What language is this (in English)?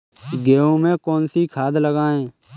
Hindi